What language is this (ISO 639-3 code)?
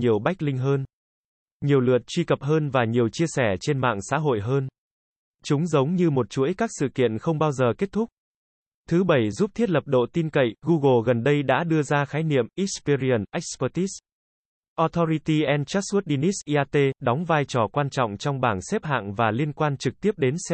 vie